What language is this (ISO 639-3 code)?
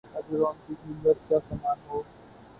urd